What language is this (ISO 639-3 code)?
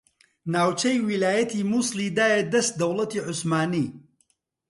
ckb